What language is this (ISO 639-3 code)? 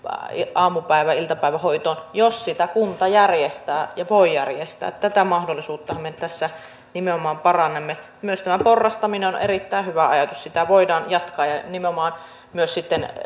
fin